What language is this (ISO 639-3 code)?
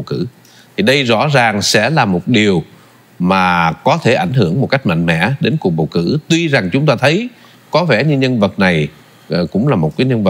vie